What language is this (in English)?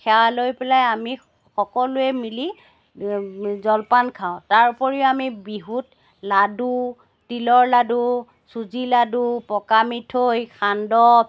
Assamese